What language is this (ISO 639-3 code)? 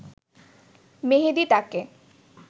ben